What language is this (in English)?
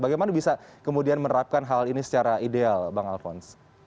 Indonesian